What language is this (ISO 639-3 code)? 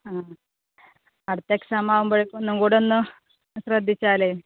mal